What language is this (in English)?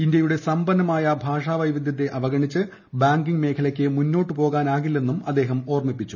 Malayalam